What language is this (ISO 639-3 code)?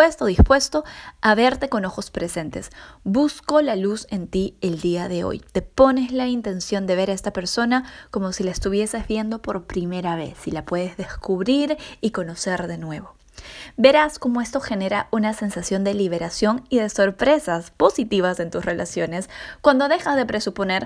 spa